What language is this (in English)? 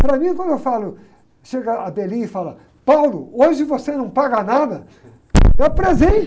Portuguese